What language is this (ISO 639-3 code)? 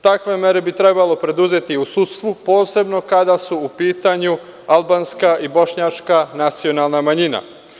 srp